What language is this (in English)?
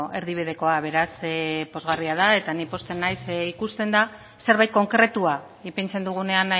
Basque